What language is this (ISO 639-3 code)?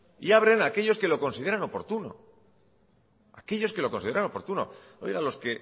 spa